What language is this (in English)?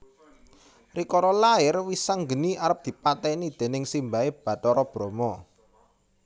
Javanese